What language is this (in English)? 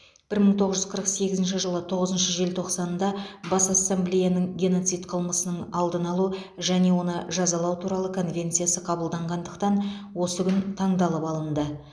Kazakh